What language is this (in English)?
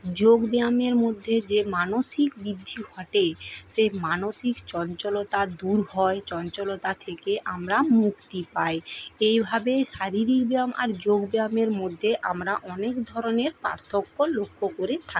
Bangla